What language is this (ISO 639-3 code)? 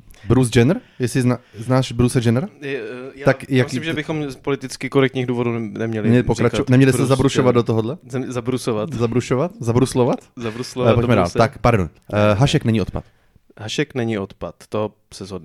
ces